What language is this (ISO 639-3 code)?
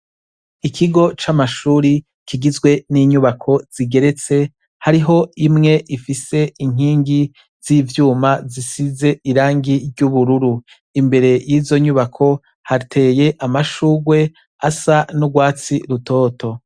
run